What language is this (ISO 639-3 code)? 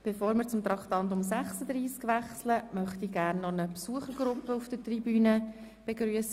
gsw